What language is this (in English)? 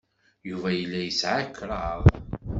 Kabyle